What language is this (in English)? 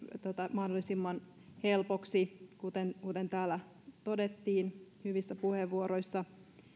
Finnish